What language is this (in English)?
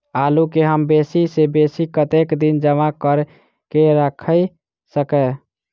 Maithili